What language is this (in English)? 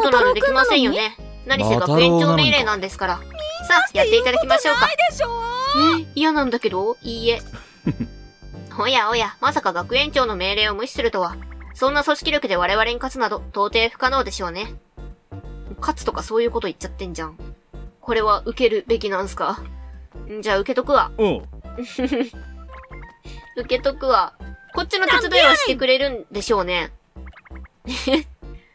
Japanese